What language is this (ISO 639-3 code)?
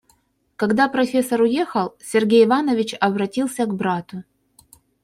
rus